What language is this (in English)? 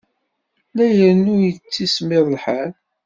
Kabyle